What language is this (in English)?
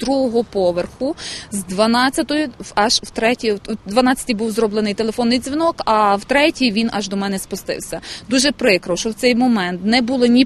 Ukrainian